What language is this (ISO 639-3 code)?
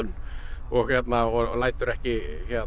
isl